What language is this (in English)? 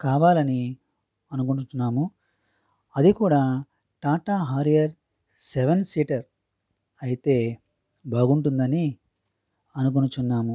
Telugu